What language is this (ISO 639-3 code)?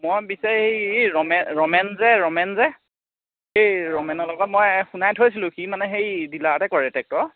asm